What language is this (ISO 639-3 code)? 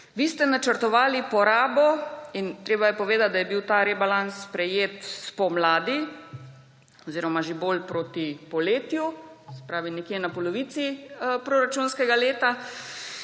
slv